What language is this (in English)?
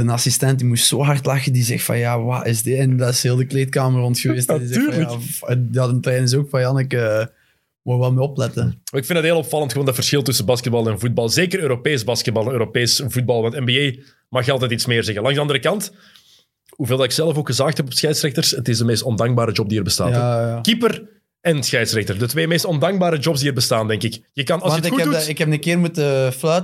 Dutch